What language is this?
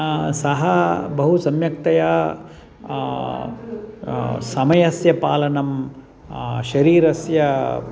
Sanskrit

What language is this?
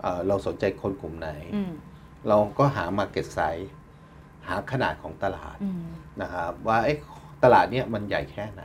Thai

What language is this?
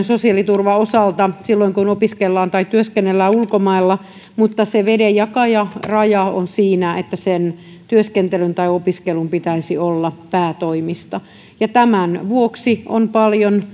Finnish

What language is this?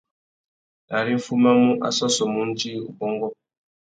Tuki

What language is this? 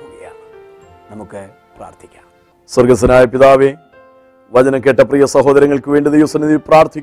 Malayalam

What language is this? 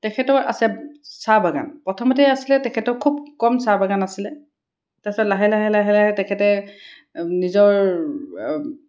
Assamese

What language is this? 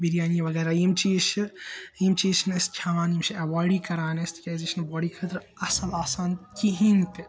Kashmiri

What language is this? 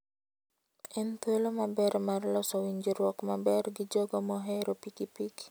Luo (Kenya and Tanzania)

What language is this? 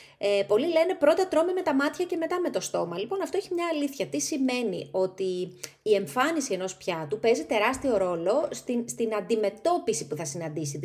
Greek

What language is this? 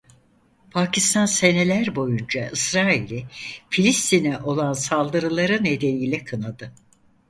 Turkish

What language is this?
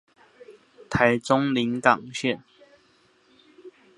Chinese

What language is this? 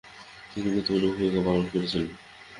Bangla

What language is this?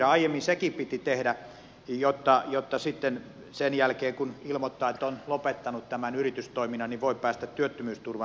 Finnish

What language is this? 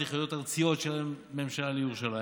Hebrew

